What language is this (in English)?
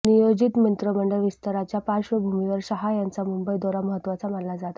Marathi